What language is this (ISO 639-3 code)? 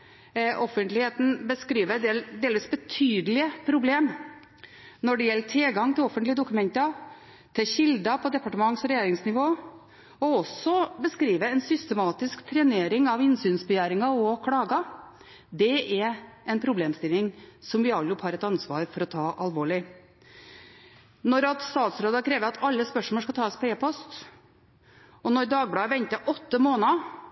nob